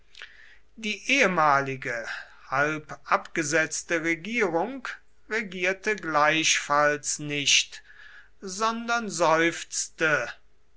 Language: German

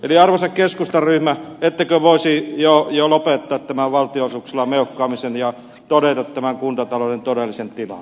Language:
Finnish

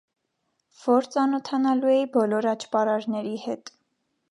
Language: Armenian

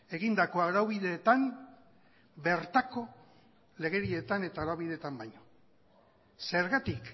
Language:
Basque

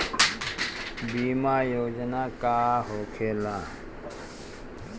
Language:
Bhojpuri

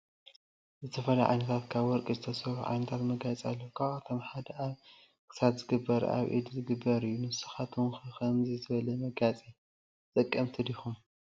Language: Tigrinya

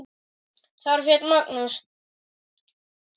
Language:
Icelandic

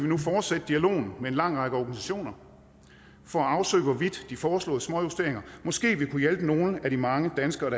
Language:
Danish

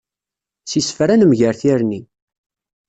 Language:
Kabyle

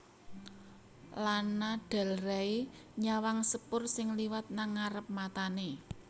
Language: Javanese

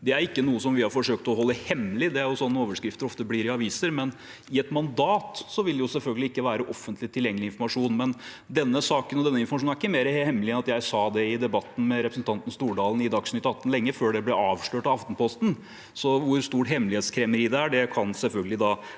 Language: Norwegian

